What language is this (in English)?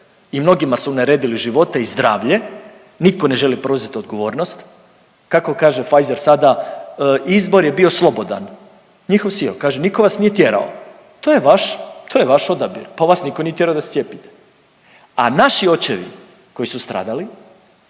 Croatian